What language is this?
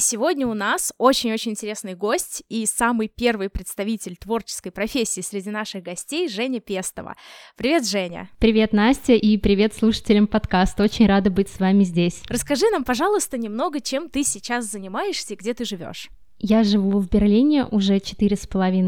Russian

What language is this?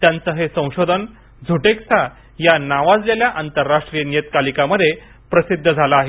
Marathi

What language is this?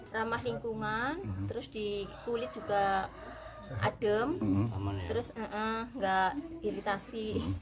Indonesian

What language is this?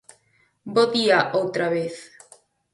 Galician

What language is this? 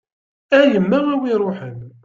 Kabyle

